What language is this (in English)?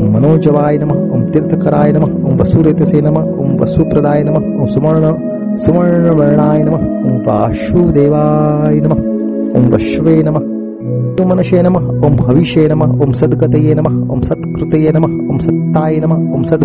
Gujarati